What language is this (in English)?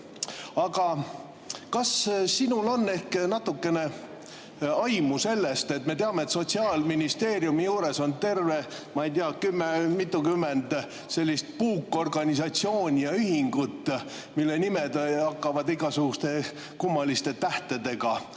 Estonian